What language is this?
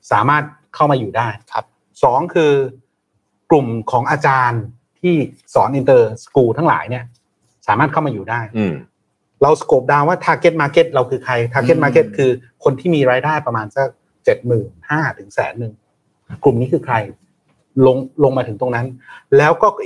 Thai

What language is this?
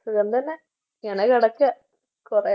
Malayalam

